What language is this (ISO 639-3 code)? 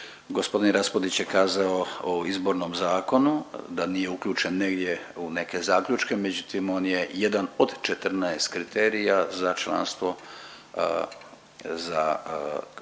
hrv